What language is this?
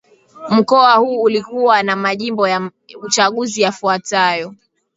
Swahili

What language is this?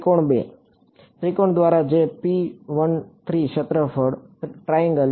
Gujarati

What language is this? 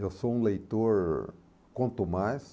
Portuguese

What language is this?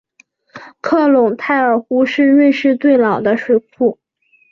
Chinese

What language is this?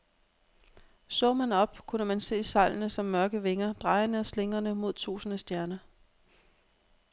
Danish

